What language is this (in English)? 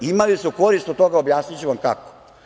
Serbian